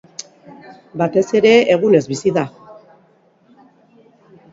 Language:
Basque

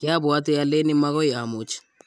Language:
Kalenjin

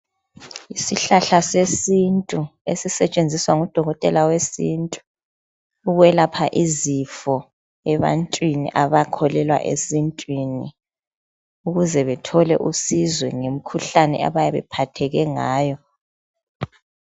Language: North Ndebele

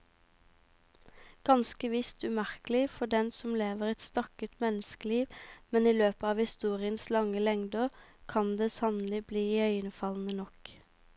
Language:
Norwegian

